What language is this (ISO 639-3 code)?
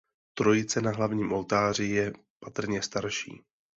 ces